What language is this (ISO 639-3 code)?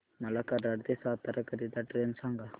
mar